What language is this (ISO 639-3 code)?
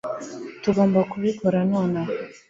kin